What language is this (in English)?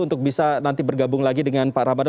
Indonesian